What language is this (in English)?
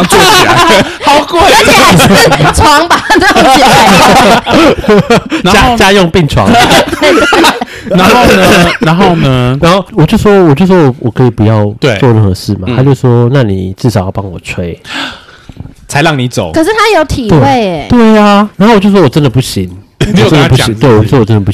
Chinese